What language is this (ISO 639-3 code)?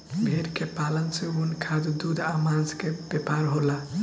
bho